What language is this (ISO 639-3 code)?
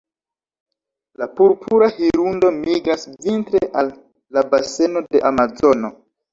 epo